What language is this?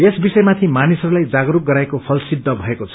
Nepali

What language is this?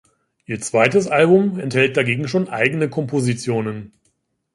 German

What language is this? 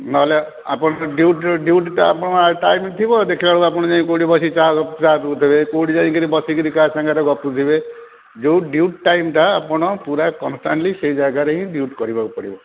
Odia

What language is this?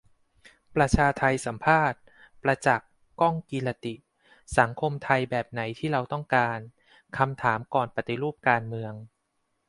Thai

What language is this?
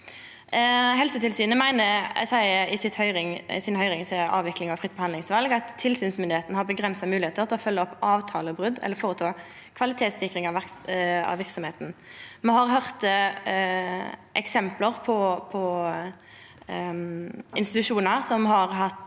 Norwegian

